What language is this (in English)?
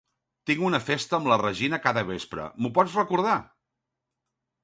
Catalan